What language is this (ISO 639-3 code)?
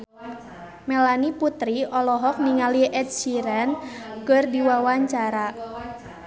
sun